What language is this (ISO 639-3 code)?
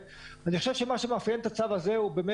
heb